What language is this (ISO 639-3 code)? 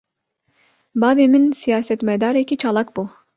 kur